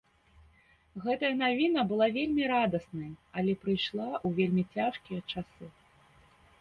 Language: Belarusian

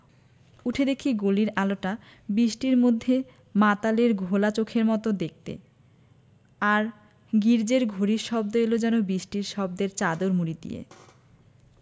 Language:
Bangla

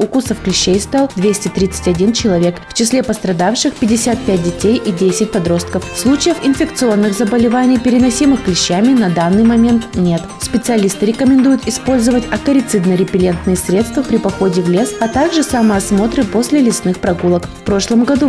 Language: Russian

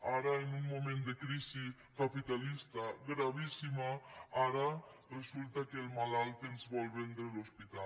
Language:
Catalan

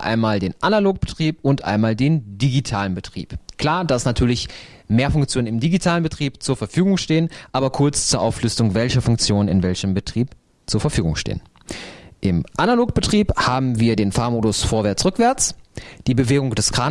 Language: German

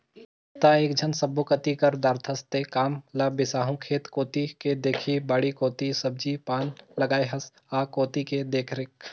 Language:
Chhattisgarhi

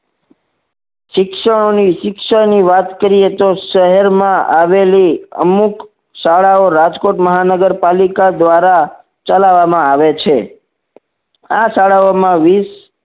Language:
Gujarati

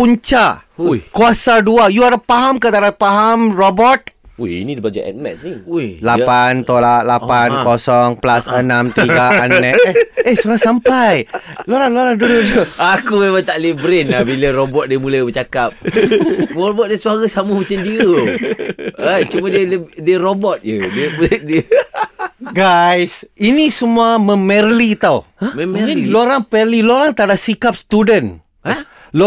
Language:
Malay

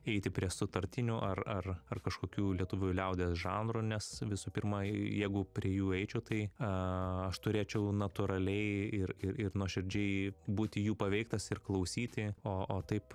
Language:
Lithuanian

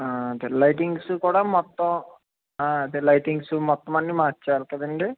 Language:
Telugu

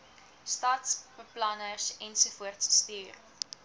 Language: Afrikaans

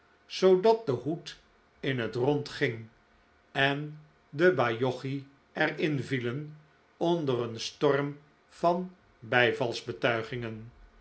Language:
Dutch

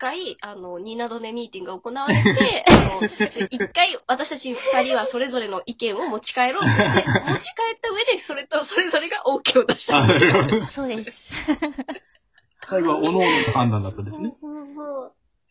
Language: Japanese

